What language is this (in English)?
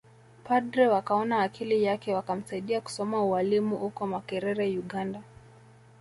Swahili